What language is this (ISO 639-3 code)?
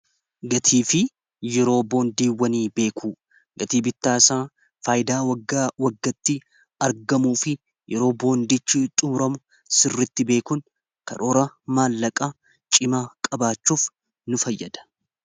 orm